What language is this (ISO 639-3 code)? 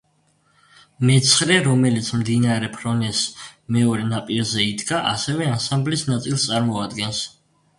kat